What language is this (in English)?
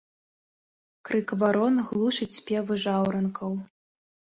Belarusian